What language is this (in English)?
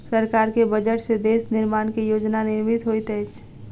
Maithili